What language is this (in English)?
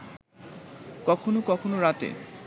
Bangla